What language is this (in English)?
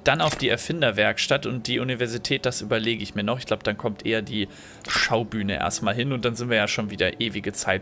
German